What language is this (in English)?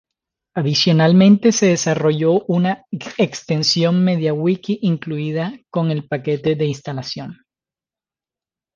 Spanish